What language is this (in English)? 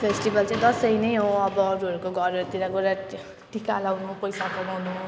Nepali